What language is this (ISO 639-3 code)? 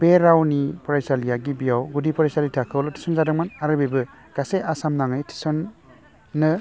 brx